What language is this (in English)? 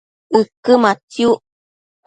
Matsés